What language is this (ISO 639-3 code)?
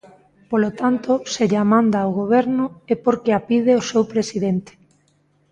glg